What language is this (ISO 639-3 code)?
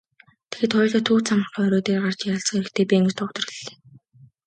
mon